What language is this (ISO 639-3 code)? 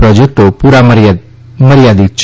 guj